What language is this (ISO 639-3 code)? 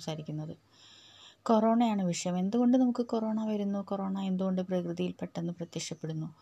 mal